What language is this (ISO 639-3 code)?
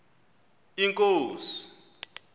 xho